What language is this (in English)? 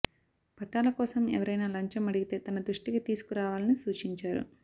Telugu